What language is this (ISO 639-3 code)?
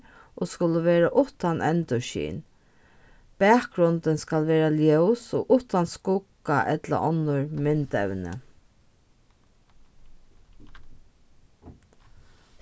fao